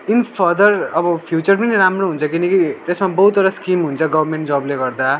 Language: Nepali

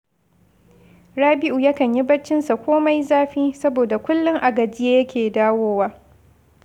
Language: Hausa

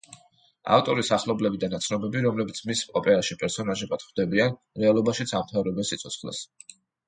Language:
Georgian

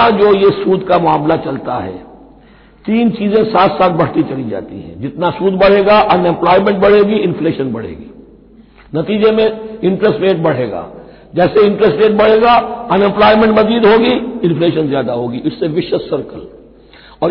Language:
Hindi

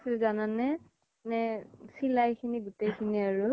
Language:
Assamese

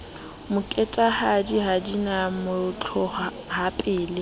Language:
Southern Sotho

